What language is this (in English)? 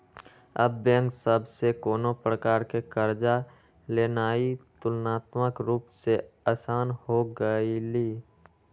Magahi